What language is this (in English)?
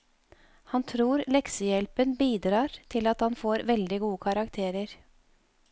Norwegian